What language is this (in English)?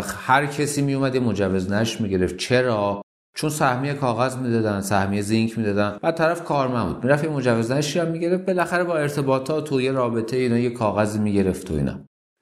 Persian